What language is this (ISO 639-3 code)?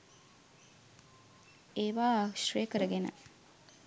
sin